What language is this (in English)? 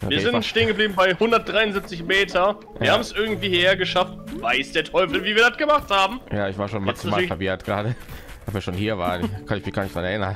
German